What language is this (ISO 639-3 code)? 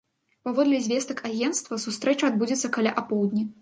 bel